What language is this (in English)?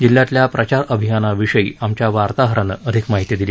Marathi